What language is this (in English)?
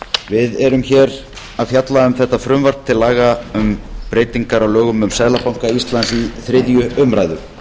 Icelandic